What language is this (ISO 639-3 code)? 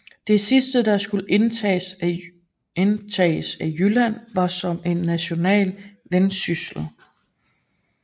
dan